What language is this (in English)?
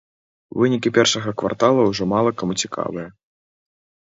Belarusian